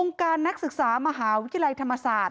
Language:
Thai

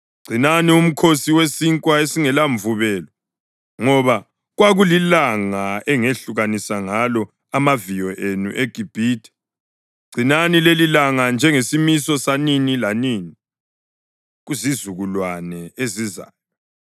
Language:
North Ndebele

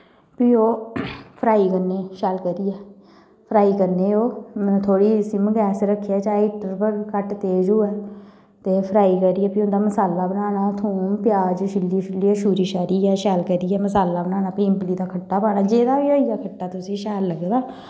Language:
Dogri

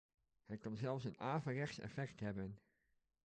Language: Dutch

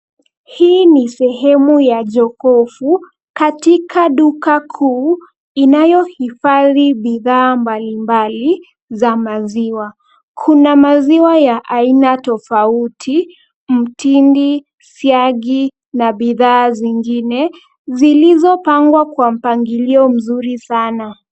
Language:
Swahili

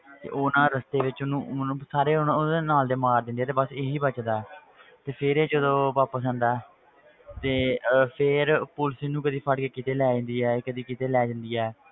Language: Punjabi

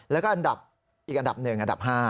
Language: Thai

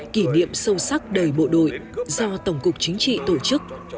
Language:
Vietnamese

